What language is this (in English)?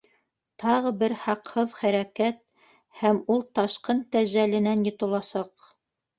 Bashkir